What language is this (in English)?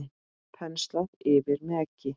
Icelandic